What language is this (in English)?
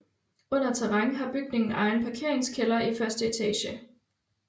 Danish